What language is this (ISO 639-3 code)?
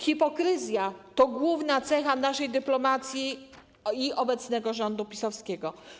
pol